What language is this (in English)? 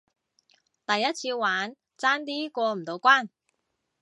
Cantonese